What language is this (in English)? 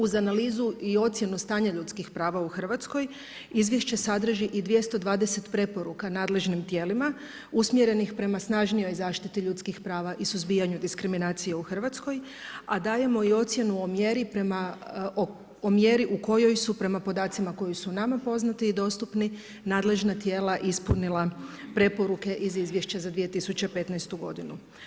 Croatian